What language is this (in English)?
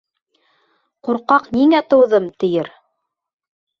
Bashkir